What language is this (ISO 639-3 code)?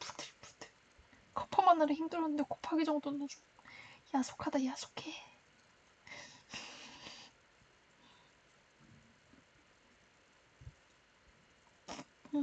kor